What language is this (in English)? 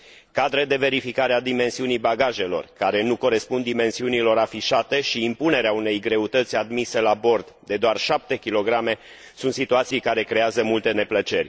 Romanian